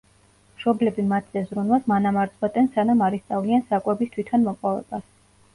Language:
Georgian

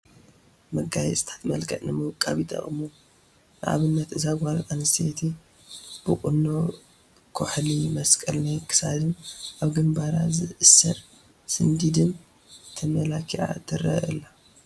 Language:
Tigrinya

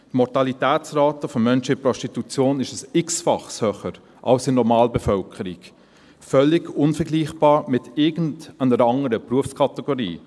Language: Swiss German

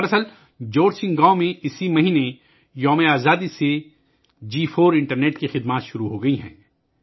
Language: Urdu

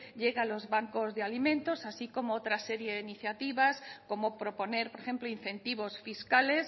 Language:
Spanish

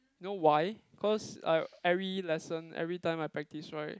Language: English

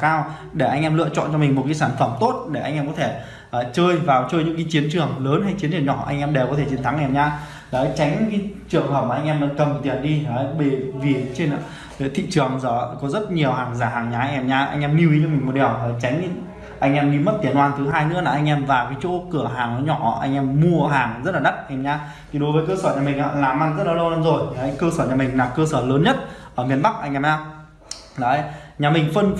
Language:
Vietnamese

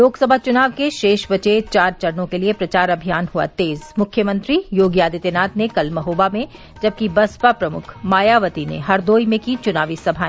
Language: Hindi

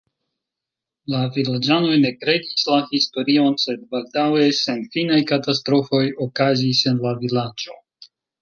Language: Esperanto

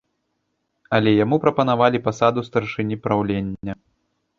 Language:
Belarusian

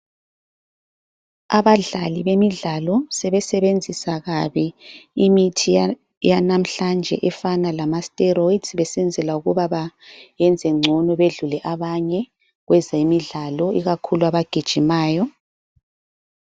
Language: North Ndebele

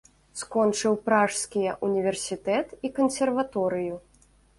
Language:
Belarusian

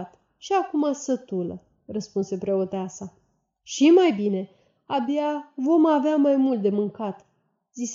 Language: Romanian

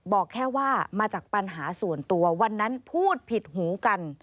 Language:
Thai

